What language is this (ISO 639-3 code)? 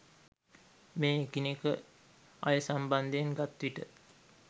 sin